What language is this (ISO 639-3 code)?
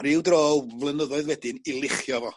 cym